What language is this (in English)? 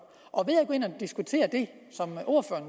Danish